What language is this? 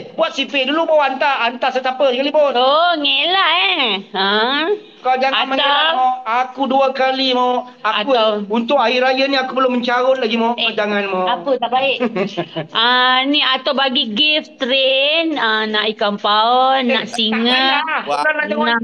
Malay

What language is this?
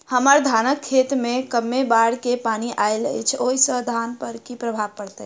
Maithili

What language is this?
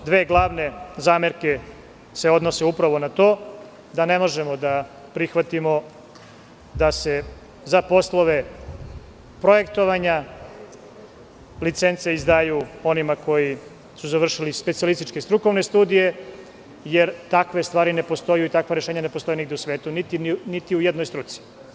Serbian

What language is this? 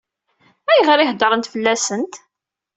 Kabyle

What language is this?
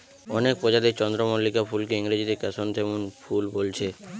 Bangla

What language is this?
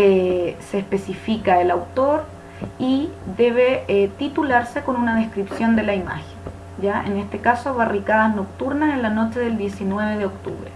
Spanish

